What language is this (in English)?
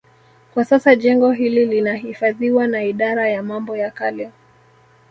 Swahili